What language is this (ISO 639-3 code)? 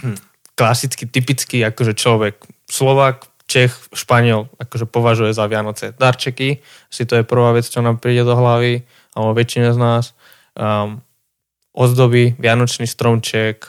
slk